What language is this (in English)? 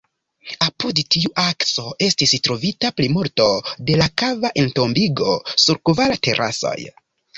Esperanto